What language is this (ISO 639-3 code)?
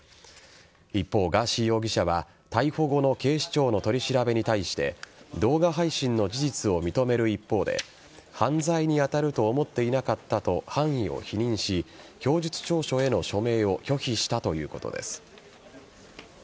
jpn